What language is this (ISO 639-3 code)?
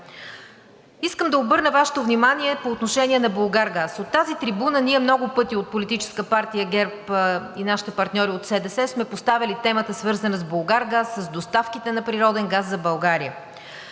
bul